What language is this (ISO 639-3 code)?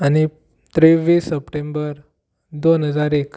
kok